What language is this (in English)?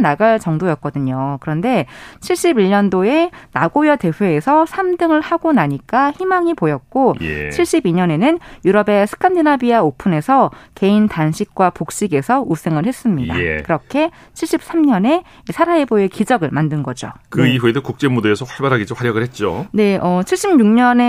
Korean